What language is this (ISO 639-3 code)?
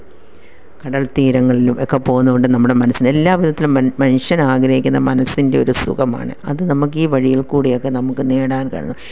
mal